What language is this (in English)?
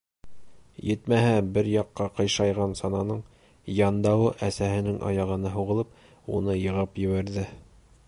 Bashkir